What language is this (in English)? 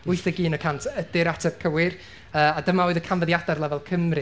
Welsh